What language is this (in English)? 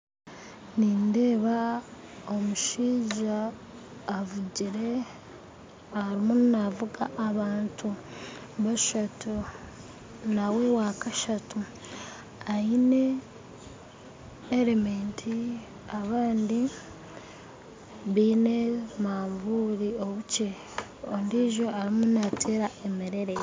Nyankole